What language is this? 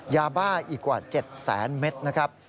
Thai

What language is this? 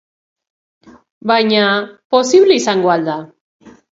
Basque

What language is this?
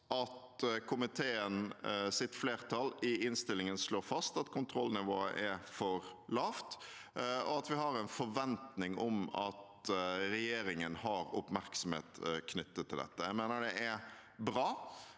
Norwegian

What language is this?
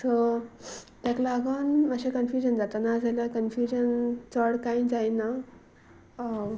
Konkani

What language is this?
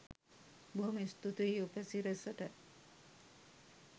Sinhala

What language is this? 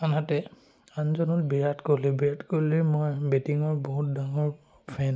Assamese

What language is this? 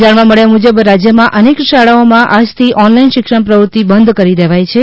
Gujarati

